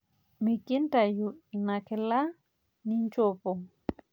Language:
Masai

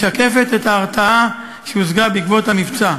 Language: Hebrew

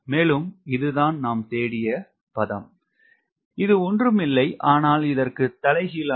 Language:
Tamil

